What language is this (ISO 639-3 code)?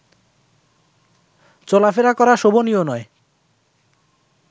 ben